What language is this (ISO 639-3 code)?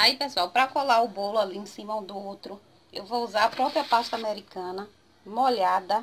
por